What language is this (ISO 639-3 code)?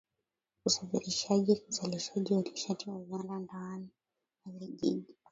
swa